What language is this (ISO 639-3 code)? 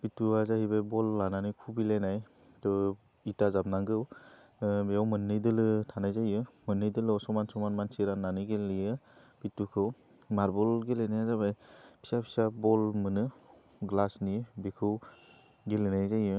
brx